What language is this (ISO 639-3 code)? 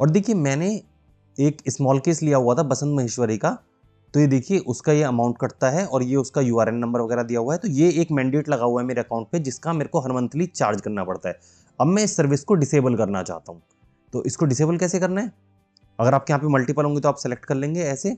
hin